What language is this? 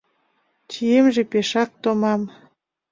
Mari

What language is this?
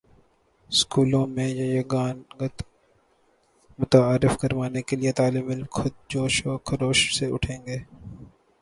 Urdu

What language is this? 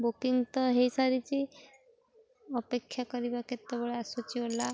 Odia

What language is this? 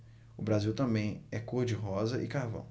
Portuguese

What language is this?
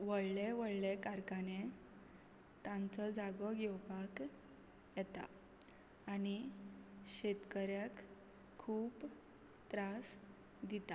Konkani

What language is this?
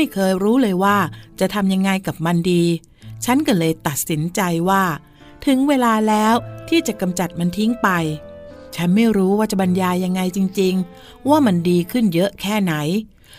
Thai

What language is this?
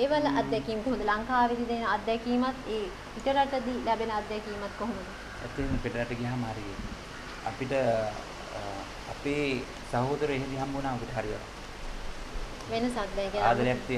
Italian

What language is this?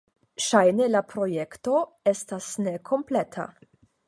Esperanto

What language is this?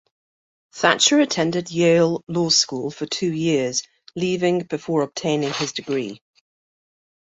English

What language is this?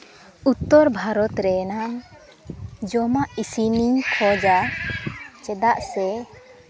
Santali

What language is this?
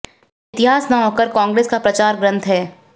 Hindi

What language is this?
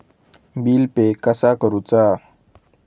Marathi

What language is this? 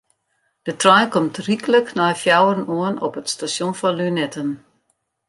Western Frisian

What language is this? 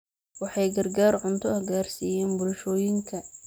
Somali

